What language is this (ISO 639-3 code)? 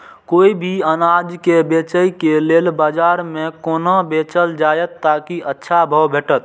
mai